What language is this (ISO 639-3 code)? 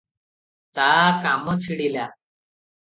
ori